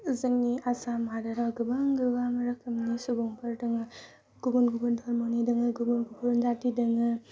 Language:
Bodo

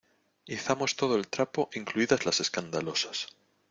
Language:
Spanish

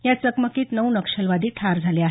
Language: Marathi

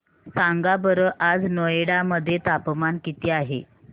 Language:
Marathi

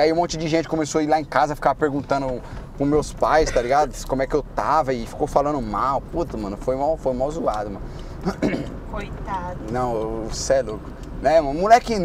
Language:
Portuguese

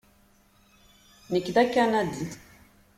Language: Kabyle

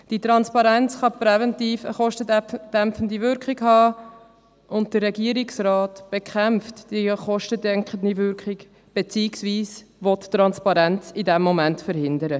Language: Swiss German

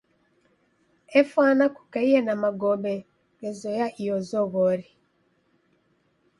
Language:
Taita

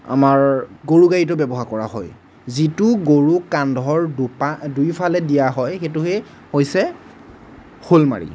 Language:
Assamese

